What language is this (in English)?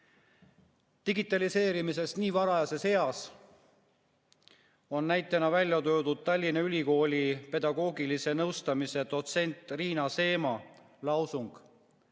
Estonian